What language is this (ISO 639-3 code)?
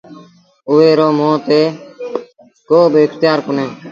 sbn